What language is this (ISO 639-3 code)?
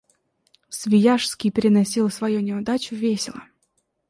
rus